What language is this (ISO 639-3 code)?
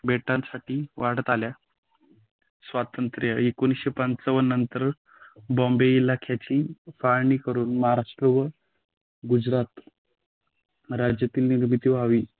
mar